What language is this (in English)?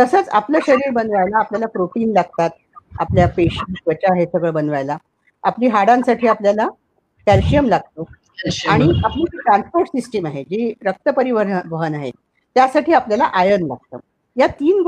Marathi